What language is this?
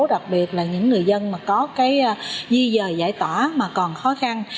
Vietnamese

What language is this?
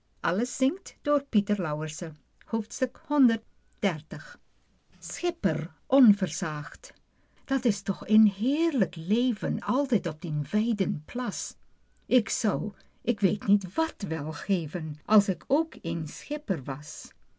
Dutch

